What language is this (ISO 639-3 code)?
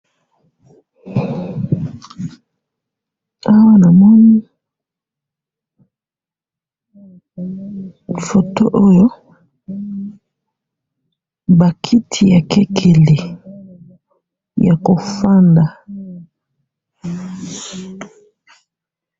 lin